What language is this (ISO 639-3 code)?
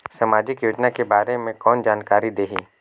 hne